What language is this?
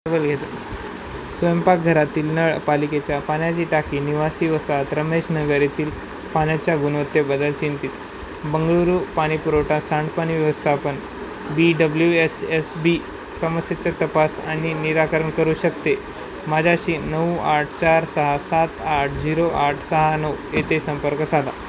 Marathi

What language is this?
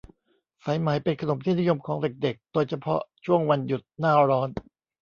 Thai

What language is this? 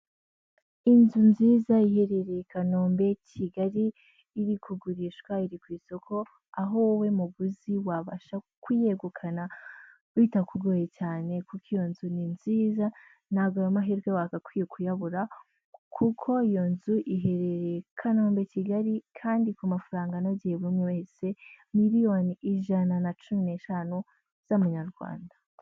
Kinyarwanda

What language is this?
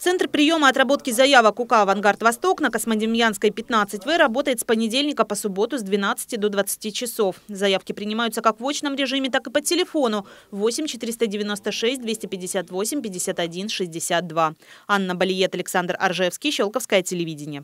Russian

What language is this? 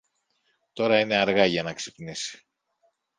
Greek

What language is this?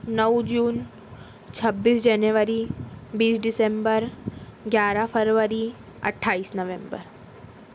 Urdu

